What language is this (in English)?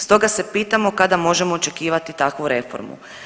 Croatian